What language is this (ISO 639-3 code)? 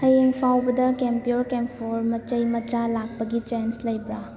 mni